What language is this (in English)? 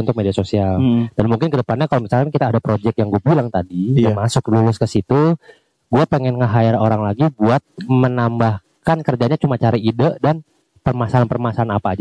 Indonesian